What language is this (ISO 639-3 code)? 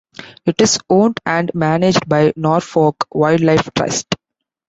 eng